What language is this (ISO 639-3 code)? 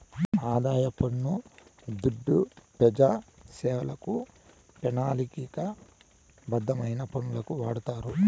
tel